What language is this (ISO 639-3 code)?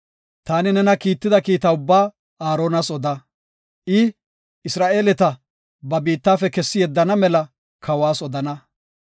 gof